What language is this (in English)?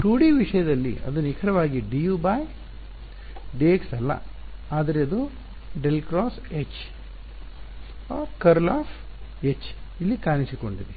Kannada